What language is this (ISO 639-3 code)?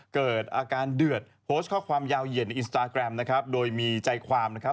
tha